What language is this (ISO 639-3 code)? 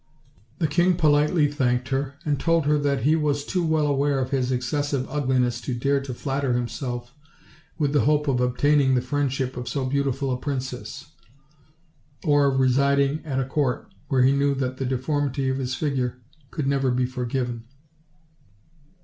eng